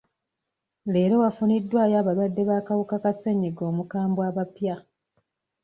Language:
Ganda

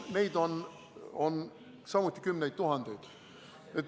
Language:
Estonian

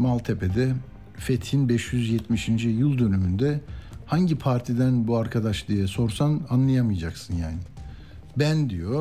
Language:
Turkish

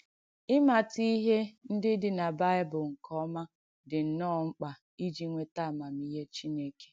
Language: Igbo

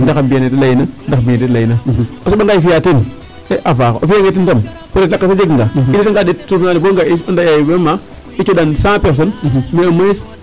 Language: Serer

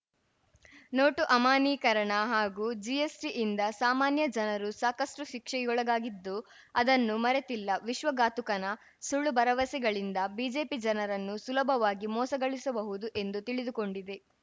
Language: Kannada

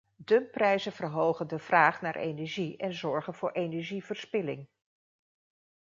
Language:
Dutch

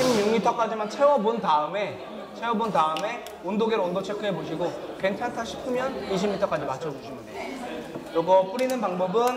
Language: Korean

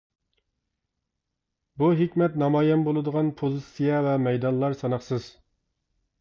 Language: Uyghur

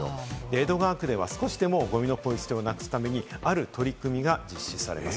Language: Japanese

